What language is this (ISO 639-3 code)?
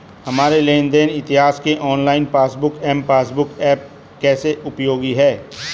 hin